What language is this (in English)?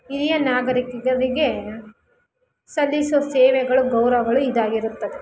Kannada